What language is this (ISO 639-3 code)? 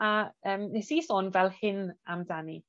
cym